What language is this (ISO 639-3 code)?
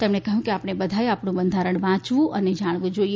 guj